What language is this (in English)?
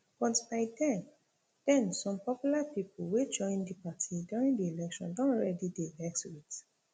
Nigerian Pidgin